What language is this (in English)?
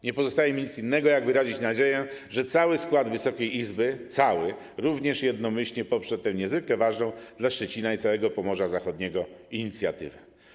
Polish